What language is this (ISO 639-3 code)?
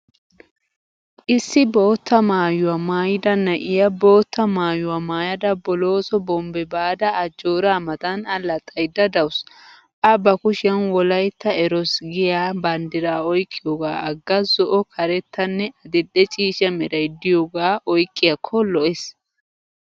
wal